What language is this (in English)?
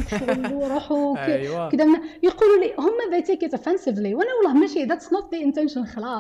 Arabic